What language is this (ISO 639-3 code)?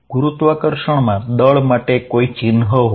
guj